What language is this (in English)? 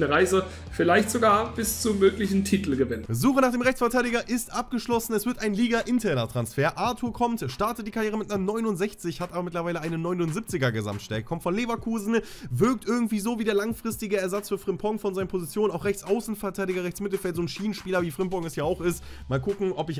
German